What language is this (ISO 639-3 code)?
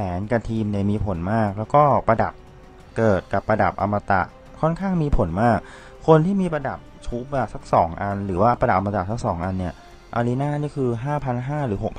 tha